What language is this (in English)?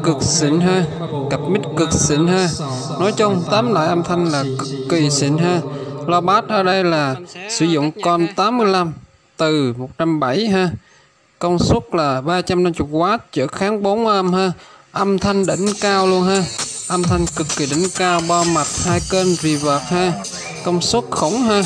Vietnamese